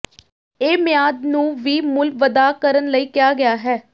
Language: Punjabi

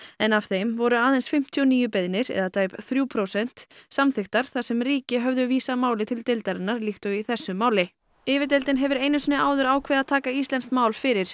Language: Icelandic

